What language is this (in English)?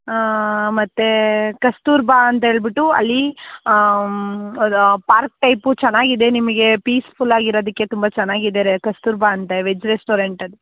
Kannada